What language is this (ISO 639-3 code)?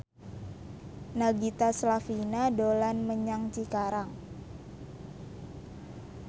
jav